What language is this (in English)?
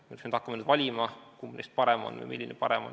Estonian